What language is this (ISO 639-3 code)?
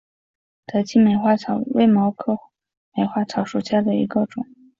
zho